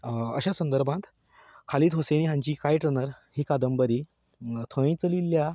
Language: Konkani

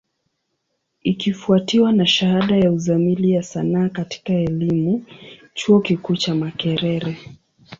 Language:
Swahili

